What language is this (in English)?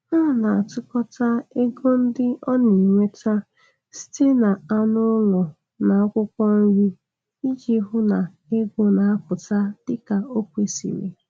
Igbo